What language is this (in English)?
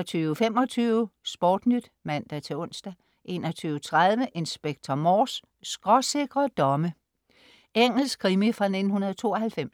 Danish